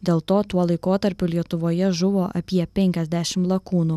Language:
Lithuanian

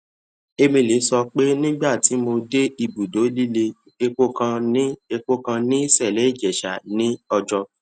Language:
Yoruba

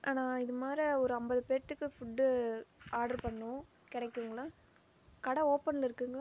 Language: Tamil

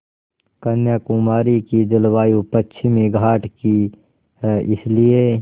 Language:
Hindi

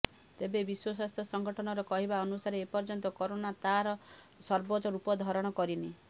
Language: Odia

